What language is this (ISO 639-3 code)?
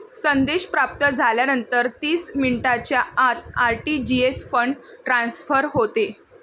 mar